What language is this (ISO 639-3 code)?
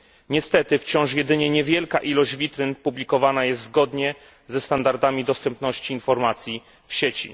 pol